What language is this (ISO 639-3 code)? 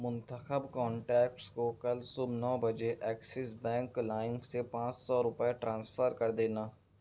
urd